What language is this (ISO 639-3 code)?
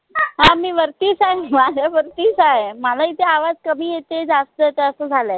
mar